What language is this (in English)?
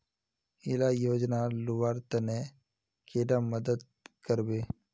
Magahi